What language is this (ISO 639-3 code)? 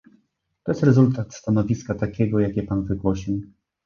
pol